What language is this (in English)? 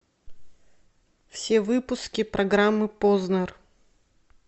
Russian